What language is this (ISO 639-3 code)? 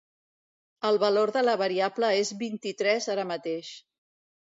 cat